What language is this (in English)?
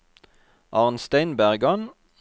Norwegian